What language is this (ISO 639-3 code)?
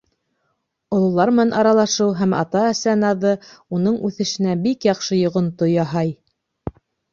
bak